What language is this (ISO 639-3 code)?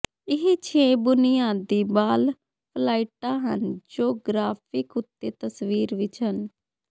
pan